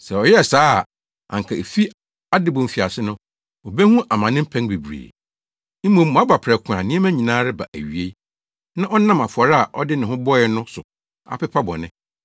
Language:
Akan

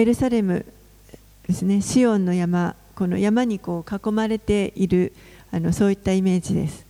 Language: Japanese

